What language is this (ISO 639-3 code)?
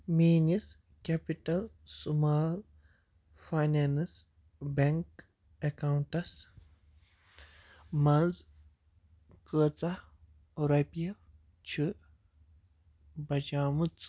kas